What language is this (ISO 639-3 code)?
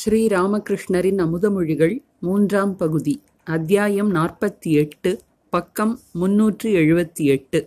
tam